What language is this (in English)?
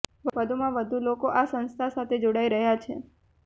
Gujarati